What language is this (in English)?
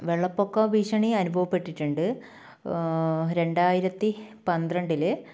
Malayalam